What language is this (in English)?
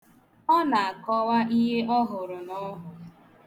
Igbo